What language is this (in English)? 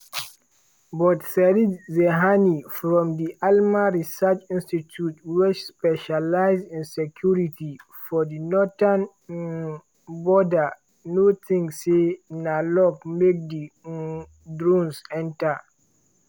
Nigerian Pidgin